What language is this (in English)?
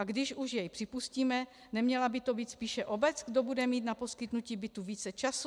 Czech